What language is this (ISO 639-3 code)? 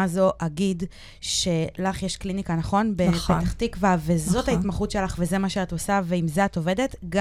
heb